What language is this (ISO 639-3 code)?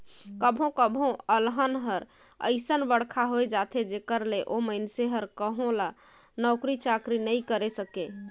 hne